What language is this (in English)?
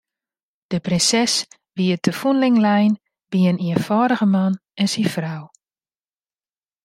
Western Frisian